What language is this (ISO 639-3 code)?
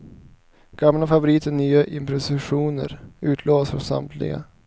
swe